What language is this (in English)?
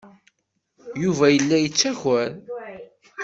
Kabyle